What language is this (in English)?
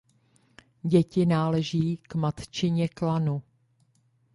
Czech